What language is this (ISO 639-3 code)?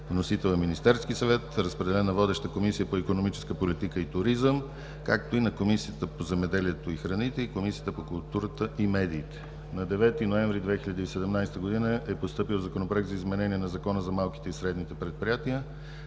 bul